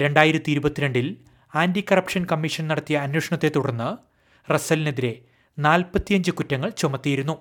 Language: Malayalam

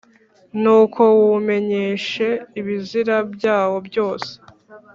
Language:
Kinyarwanda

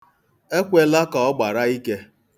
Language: Igbo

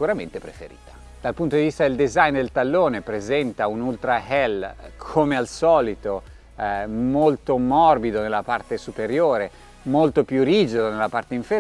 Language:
Italian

